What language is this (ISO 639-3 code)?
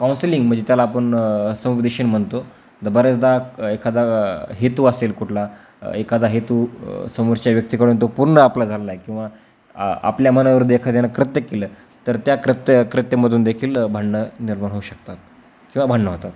mar